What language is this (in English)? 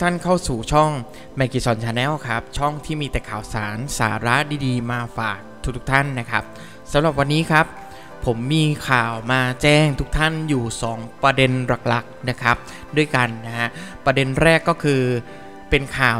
Thai